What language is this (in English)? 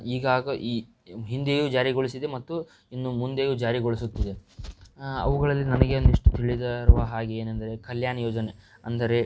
Kannada